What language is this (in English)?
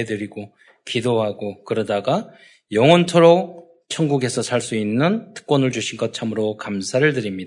Korean